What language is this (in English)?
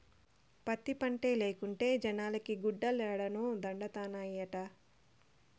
Telugu